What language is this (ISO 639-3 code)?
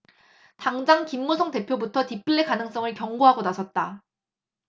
kor